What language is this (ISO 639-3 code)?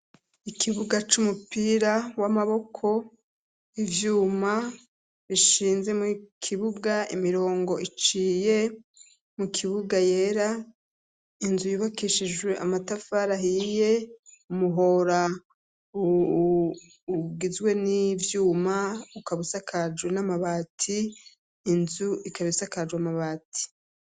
run